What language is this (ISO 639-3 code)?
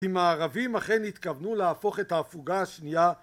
heb